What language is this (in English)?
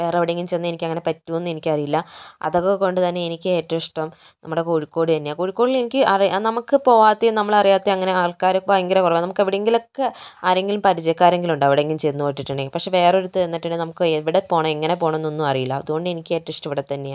Malayalam